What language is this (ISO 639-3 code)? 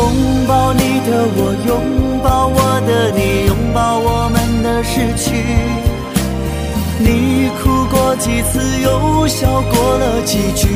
zho